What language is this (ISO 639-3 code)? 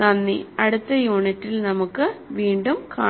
mal